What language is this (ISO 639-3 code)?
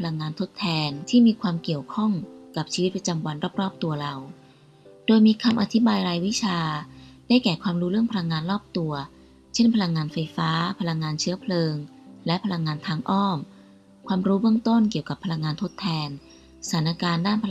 tha